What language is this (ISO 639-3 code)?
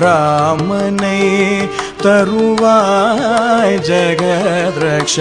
hin